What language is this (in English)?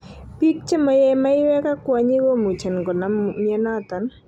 Kalenjin